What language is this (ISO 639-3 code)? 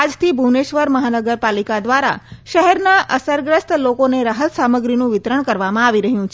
guj